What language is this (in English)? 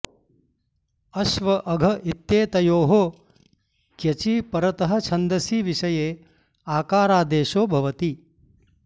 Sanskrit